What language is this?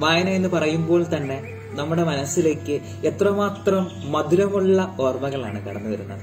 Malayalam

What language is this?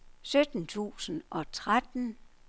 Danish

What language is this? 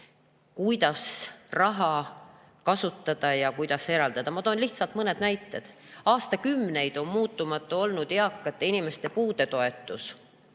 Estonian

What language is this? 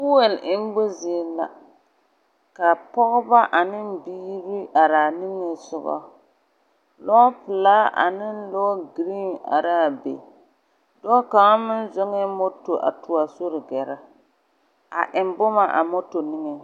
Southern Dagaare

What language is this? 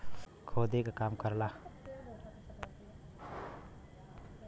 Bhojpuri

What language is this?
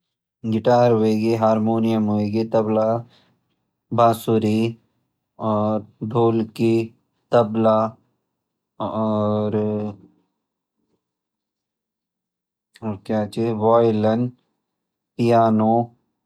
Garhwali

